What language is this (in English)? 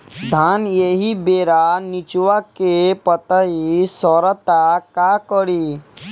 Bhojpuri